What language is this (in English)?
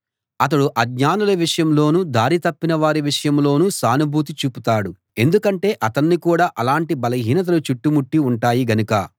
Telugu